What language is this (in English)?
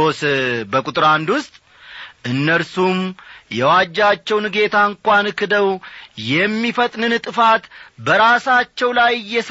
Amharic